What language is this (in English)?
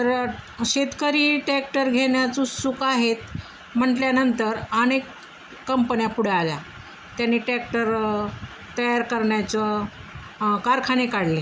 Marathi